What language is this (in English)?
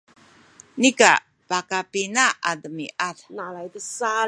Sakizaya